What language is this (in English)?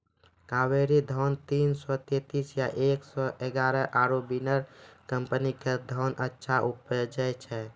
Maithili